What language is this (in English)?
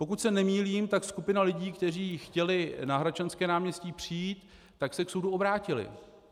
Czech